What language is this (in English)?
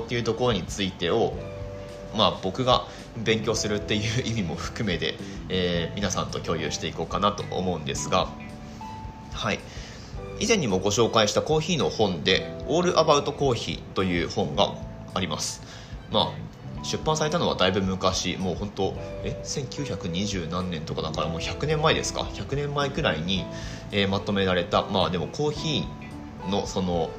Japanese